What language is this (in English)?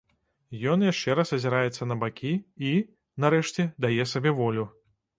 Belarusian